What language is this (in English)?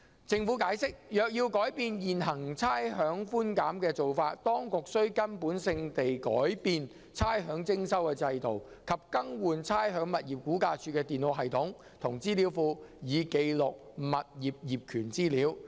Cantonese